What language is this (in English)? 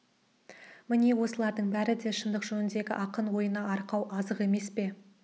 Kazakh